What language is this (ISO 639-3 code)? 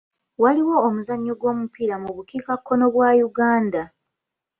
lug